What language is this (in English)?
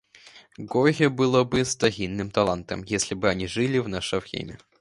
Russian